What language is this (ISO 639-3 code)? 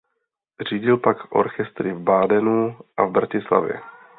ces